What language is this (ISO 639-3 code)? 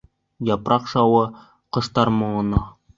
bak